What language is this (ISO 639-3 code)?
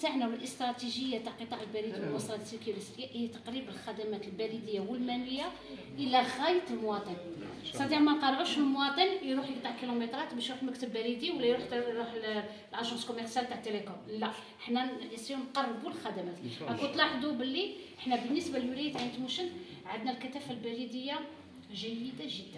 ara